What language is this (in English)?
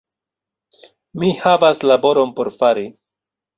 Esperanto